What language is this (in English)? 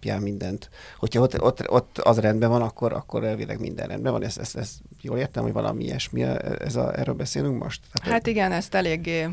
Hungarian